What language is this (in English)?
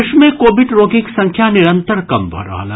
Maithili